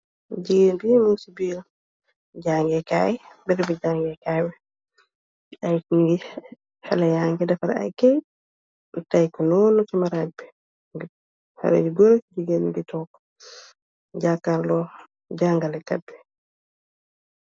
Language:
Wolof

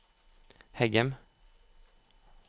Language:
Norwegian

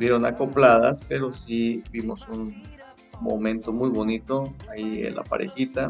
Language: Spanish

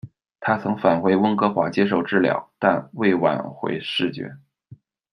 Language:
Chinese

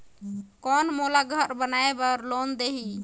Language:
Chhattisgarhi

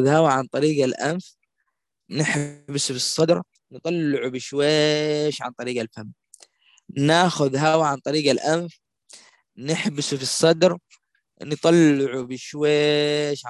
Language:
Arabic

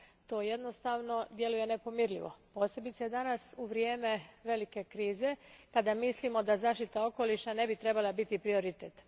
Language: Croatian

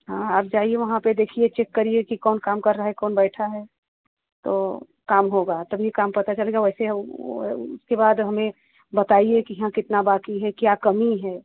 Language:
Hindi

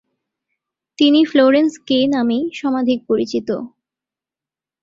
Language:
Bangla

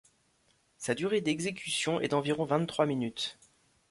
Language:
French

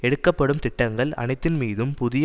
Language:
Tamil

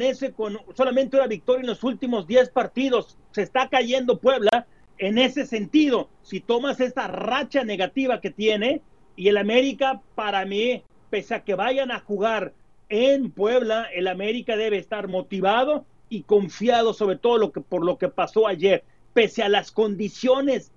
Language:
Spanish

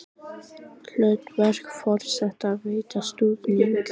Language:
Icelandic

